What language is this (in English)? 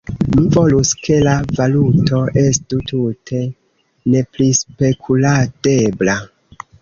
Esperanto